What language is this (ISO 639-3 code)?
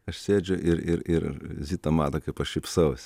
lit